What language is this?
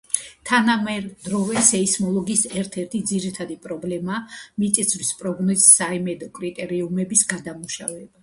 Georgian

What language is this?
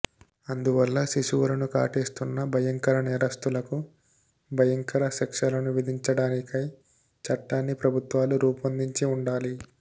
Telugu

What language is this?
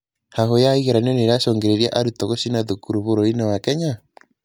Kikuyu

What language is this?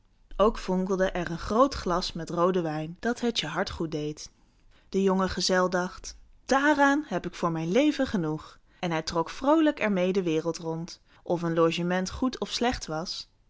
Dutch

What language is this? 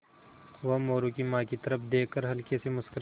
Hindi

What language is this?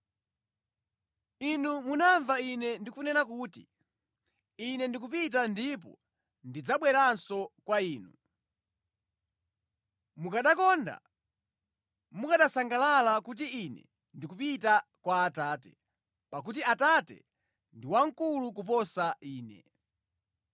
Nyanja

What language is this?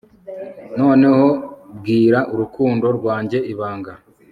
Kinyarwanda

